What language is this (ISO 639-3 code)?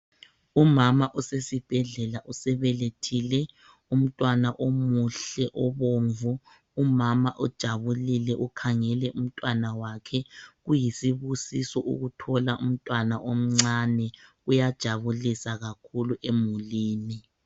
nde